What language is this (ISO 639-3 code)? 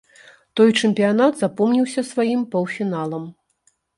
bel